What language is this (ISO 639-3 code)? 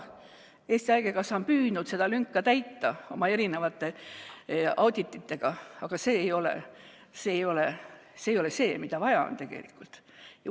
est